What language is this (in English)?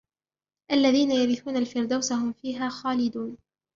Arabic